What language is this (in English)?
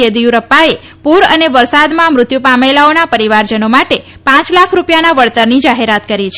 Gujarati